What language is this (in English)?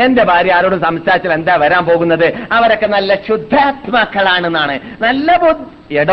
Malayalam